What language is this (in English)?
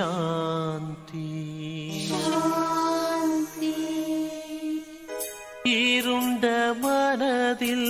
Turkish